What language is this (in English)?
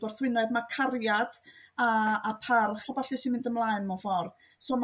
Welsh